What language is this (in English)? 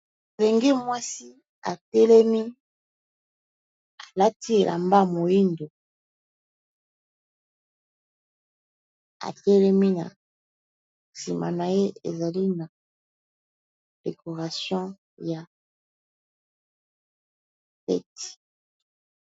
Lingala